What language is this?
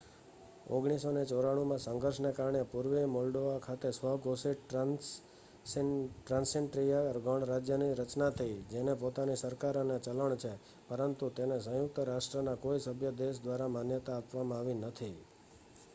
Gujarati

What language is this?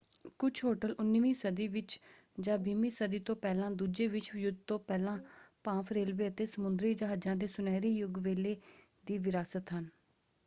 Punjabi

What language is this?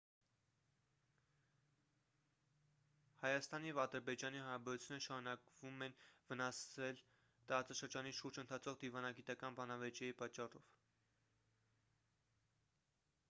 Armenian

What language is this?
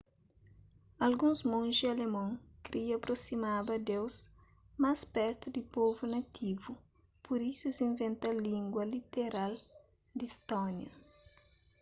Kabuverdianu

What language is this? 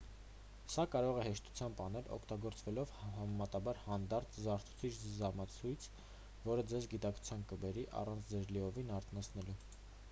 Armenian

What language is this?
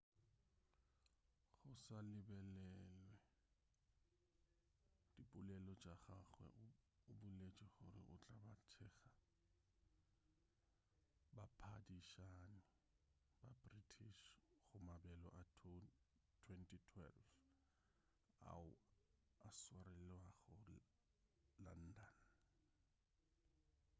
Northern Sotho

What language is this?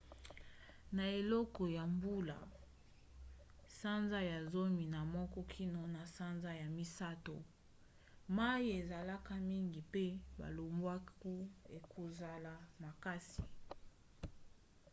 Lingala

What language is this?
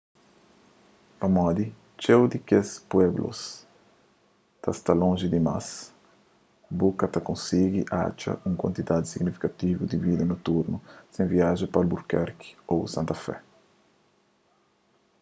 Kabuverdianu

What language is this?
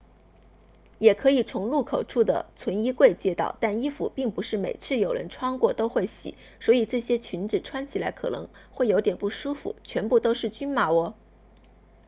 Chinese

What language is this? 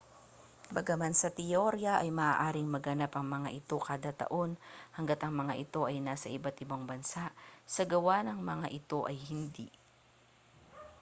Filipino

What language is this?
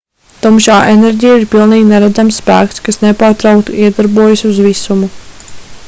Latvian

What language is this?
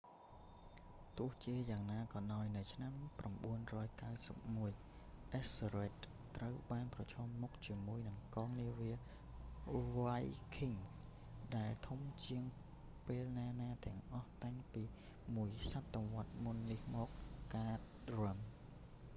Khmer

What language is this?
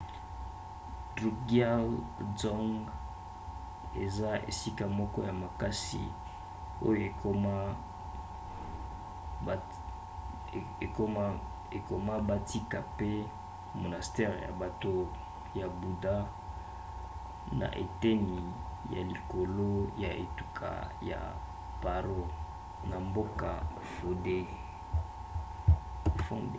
Lingala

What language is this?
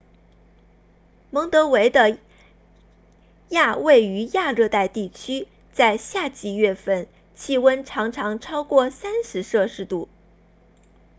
Chinese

